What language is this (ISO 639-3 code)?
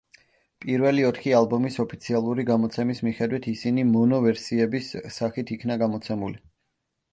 kat